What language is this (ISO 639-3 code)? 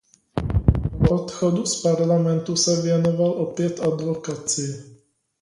ces